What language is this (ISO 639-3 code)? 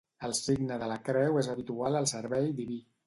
cat